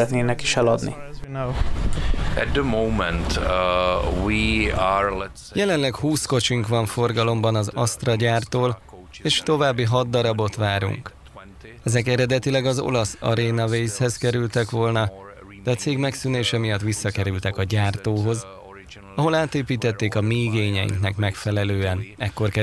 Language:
Hungarian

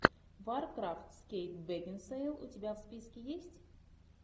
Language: Russian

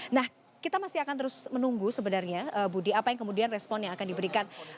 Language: Indonesian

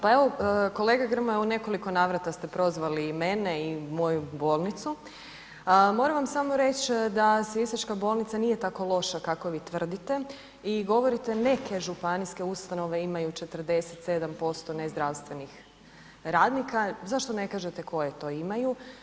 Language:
Croatian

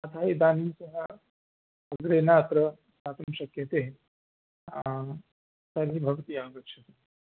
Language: Sanskrit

